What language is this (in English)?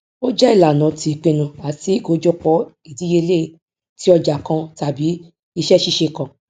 Yoruba